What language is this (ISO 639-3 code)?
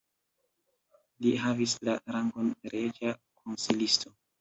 epo